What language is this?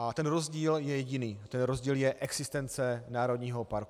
Czech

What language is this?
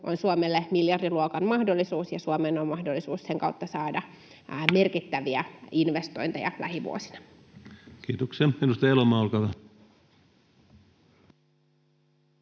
Finnish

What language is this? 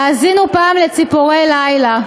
Hebrew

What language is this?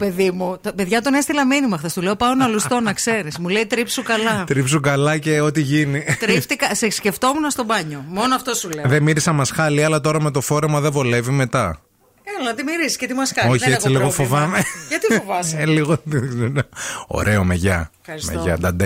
Greek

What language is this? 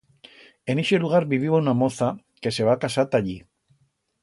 Aragonese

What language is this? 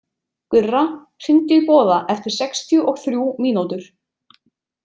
Icelandic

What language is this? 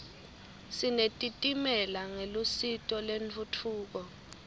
Swati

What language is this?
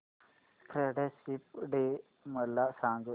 Marathi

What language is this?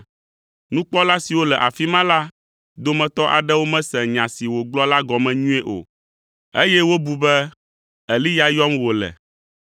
Ewe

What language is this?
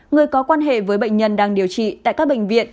Vietnamese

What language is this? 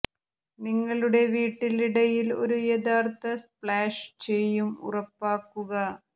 Malayalam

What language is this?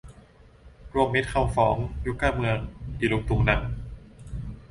Thai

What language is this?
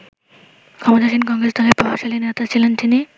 Bangla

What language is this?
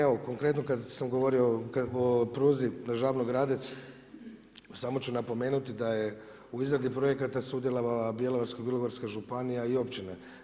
Croatian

